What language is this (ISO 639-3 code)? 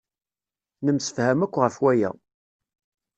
kab